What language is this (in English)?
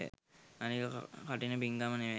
Sinhala